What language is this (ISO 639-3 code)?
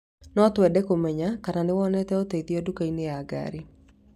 kik